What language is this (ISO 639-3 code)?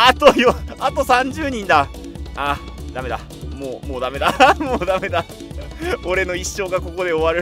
jpn